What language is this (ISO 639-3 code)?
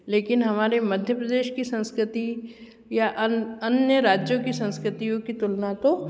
hin